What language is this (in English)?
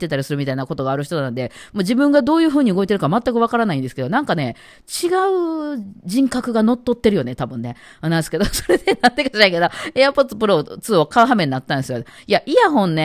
Japanese